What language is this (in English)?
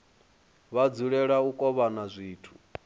Venda